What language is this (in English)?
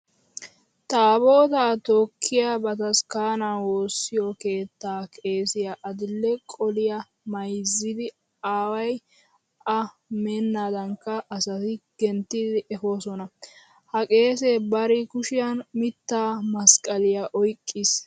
Wolaytta